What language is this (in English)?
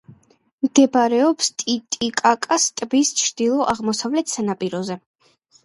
Georgian